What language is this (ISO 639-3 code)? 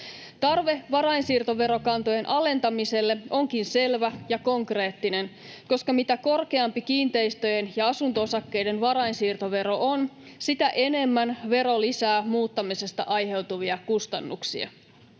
fin